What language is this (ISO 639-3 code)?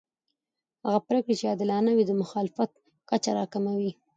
pus